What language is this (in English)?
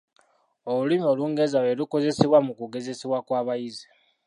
Ganda